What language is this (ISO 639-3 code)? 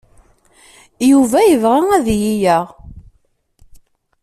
kab